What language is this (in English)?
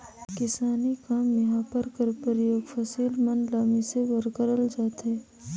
Chhattisgarhi